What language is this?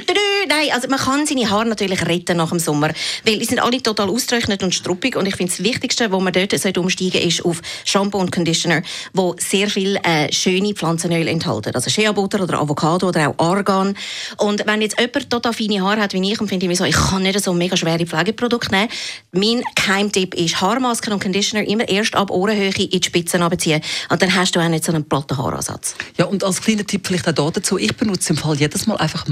German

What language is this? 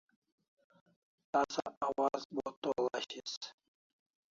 Kalasha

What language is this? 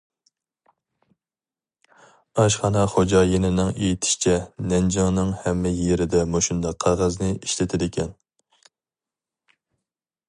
Uyghur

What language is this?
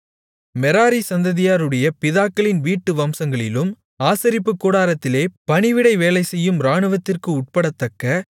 Tamil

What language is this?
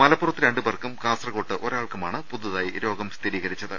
Malayalam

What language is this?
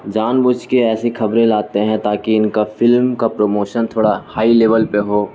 Urdu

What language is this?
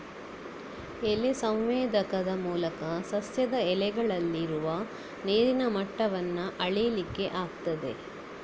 Kannada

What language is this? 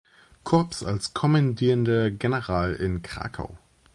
German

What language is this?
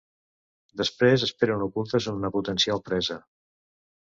Catalan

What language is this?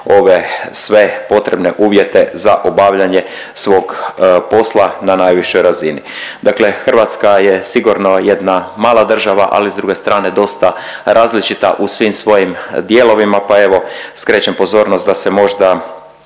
Croatian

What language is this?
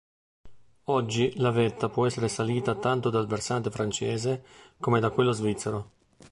Italian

